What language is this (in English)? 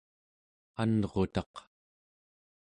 Central Yupik